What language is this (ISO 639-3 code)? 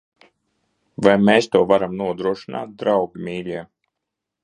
lav